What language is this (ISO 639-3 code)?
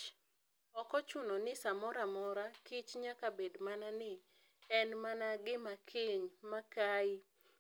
luo